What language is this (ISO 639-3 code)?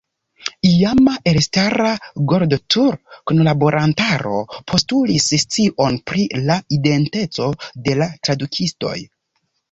epo